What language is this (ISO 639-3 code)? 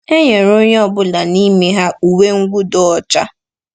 ibo